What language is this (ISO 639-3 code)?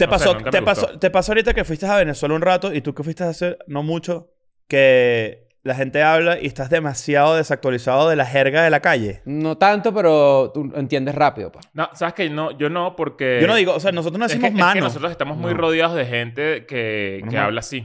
spa